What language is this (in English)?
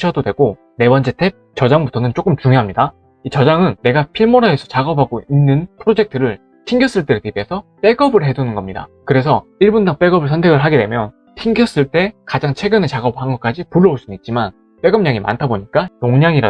Korean